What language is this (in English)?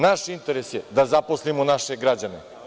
Serbian